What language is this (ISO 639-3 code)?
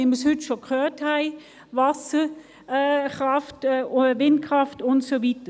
gsw